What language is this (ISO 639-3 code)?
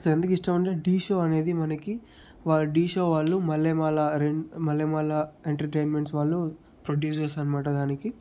tel